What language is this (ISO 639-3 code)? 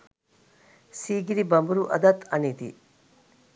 sin